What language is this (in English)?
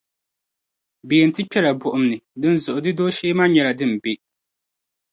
Dagbani